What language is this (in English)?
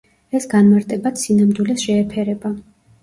Georgian